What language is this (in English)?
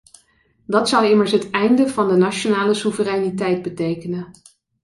Dutch